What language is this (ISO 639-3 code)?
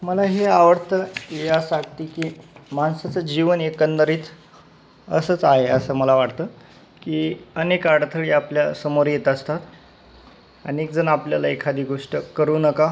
mar